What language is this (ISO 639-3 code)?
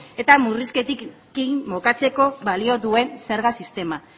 eus